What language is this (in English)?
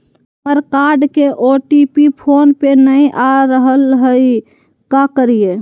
Magahi